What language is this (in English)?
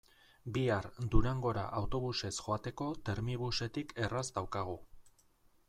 Basque